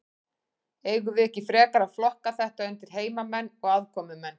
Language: Icelandic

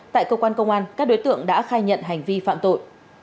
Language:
Vietnamese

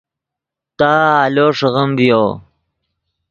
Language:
Yidgha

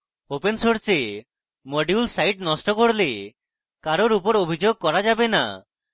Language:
Bangla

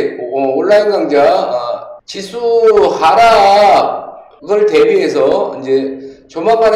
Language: Korean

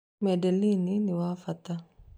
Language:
Kikuyu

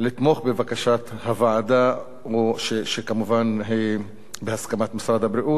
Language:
Hebrew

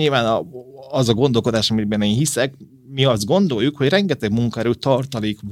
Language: Hungarian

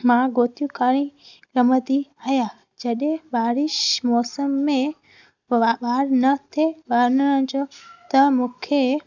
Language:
Sindhi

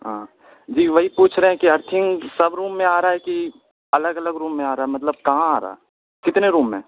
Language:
Urdu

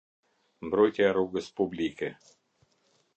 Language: Albanian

